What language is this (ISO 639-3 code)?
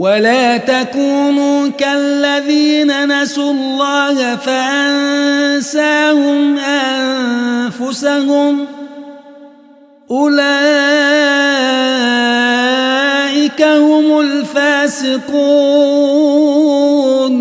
ara